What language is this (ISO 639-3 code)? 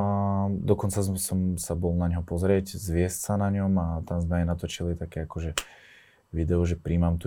slk